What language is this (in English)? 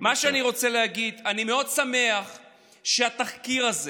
Hebrew